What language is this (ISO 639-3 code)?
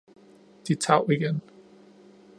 dan